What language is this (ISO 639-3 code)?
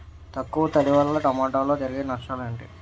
tel